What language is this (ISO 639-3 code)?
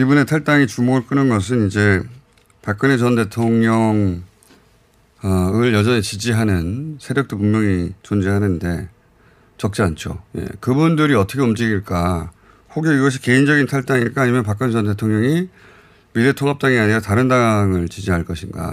kor